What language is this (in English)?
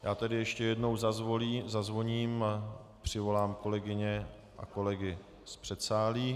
Czech